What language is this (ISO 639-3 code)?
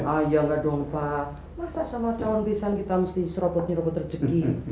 ind